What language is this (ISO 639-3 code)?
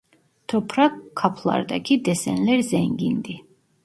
tur